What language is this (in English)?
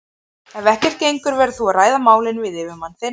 Icelandic